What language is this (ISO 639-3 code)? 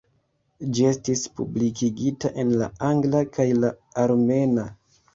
epo